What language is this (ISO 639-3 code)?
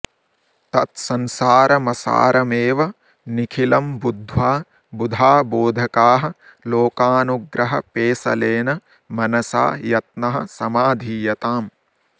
san